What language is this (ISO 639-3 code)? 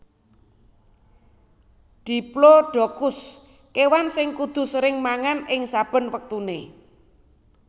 jav